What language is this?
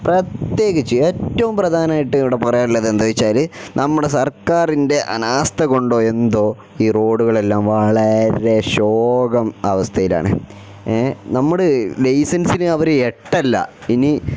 Malayalam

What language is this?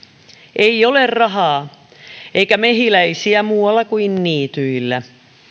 Finnish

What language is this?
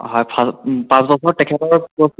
Assamese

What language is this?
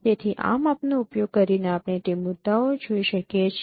Gujarati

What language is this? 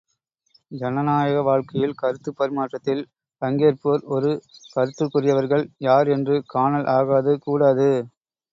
Tamil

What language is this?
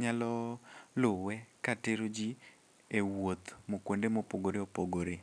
Luo (Kenya and Tanzania)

